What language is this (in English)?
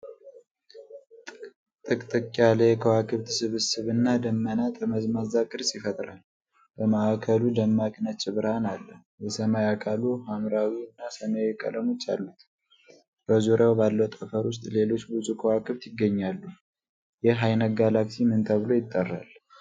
Amharic